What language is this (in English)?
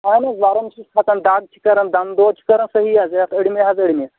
Kashmiri